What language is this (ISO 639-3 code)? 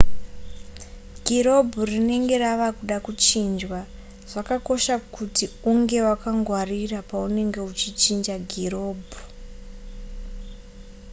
sna